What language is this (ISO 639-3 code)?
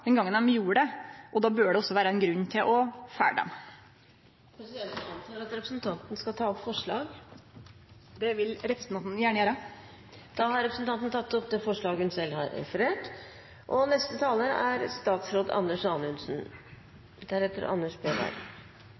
nor